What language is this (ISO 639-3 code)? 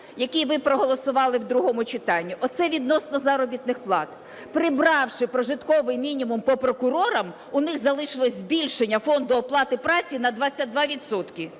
ukr